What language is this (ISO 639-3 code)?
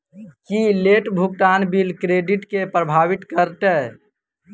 mai